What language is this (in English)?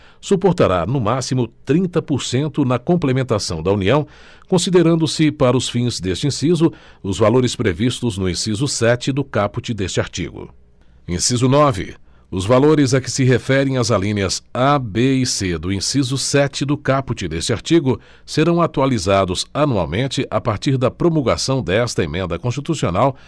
Portuguese